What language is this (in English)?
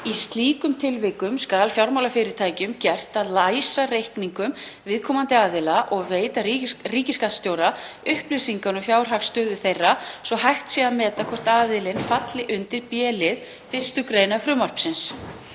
Icelandic